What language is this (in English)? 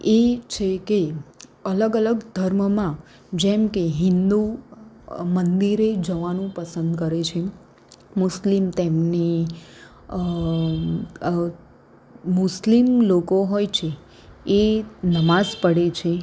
Gujarati